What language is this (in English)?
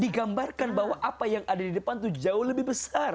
Indonesian